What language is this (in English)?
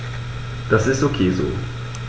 German